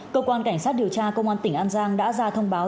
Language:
Vietnamese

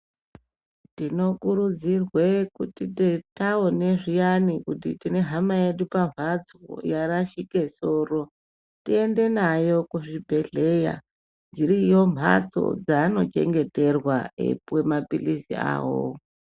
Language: Ndau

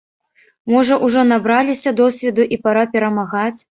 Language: Belarusian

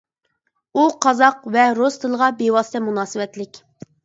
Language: Uyghur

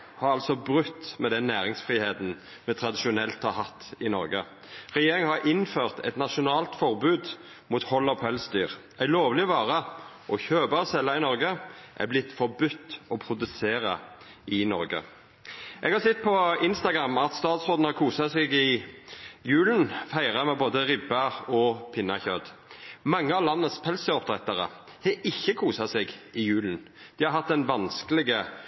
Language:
Norwegian Nynorsk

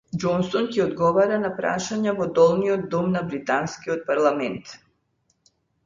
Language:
Macedonian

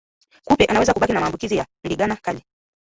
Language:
Swahili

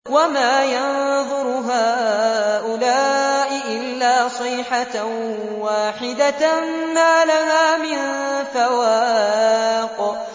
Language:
Arabic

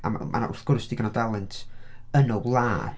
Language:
Welsh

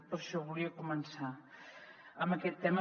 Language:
Catalan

